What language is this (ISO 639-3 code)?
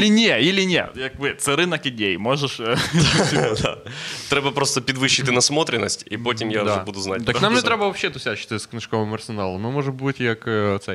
ukr